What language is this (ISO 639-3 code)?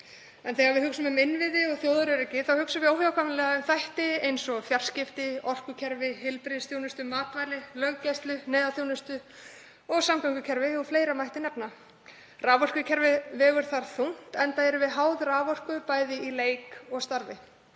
isl